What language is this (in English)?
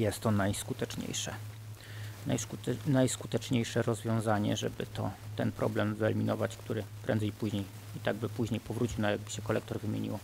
Polish